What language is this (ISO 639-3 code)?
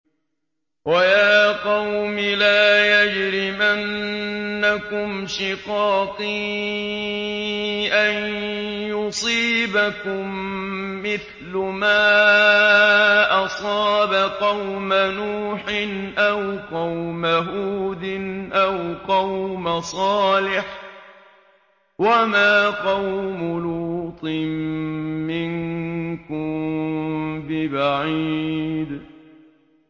ara